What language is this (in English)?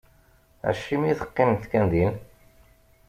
Kabyle